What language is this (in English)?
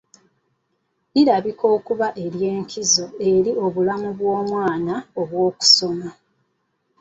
Ganda